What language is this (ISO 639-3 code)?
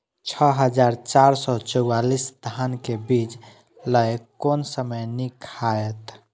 mai